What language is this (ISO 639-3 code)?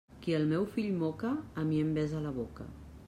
cat